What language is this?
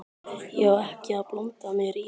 Icelandic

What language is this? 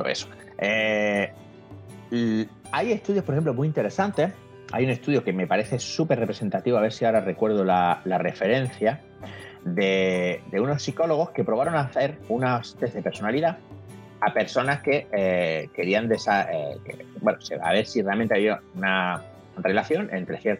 Spanish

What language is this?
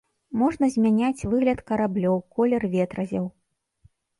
Belarusian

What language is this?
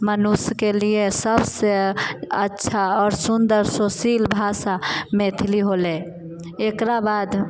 Maithili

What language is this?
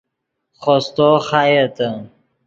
Yidgha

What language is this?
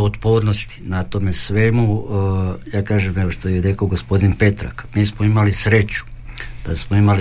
Croatian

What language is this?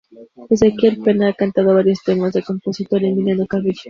Spanish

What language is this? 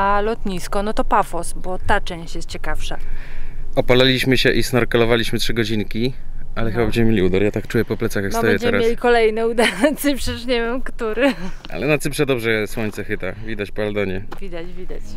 Polish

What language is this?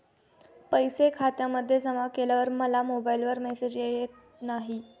Marathi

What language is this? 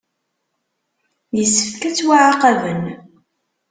Kabyle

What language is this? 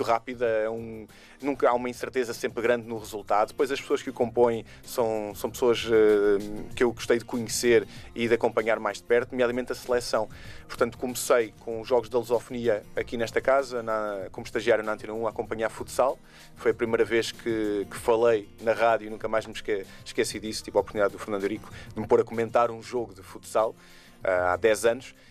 Portuguese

